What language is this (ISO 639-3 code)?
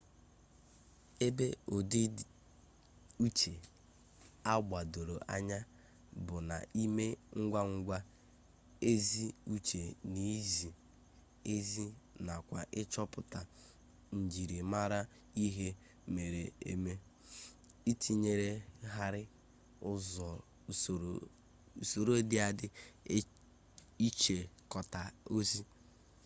ibo